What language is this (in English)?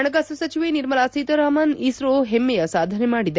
Kannada